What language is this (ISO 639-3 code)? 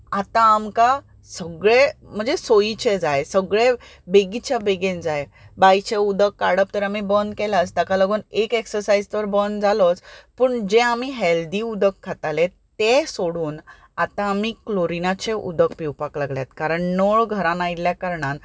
kok